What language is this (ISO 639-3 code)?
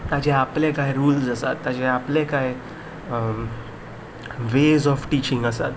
kok